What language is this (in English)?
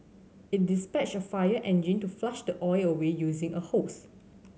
English